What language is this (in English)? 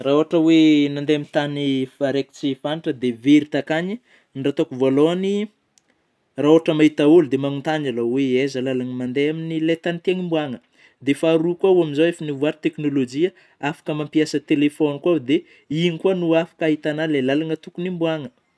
Northern Betsimisaraka Malagasy